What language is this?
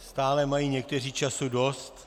Czech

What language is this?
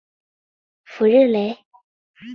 Chinese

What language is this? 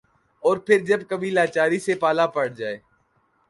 Urdu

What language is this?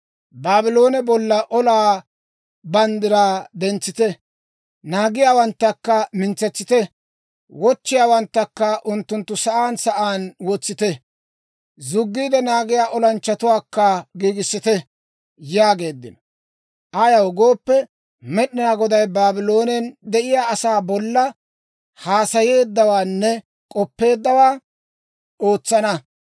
Dawro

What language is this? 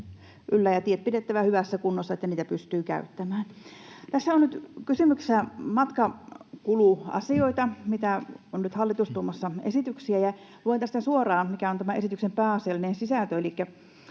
Finnish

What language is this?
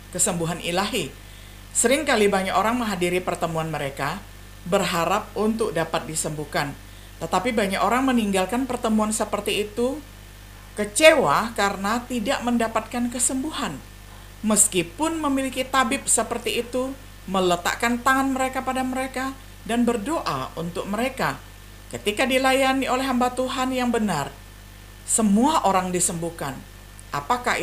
Indonesian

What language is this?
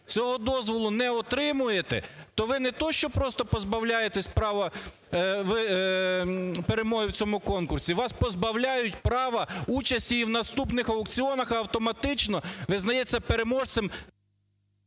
Ukrainian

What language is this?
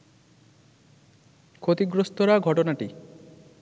Bangla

